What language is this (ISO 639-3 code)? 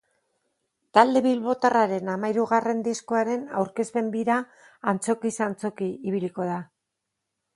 eus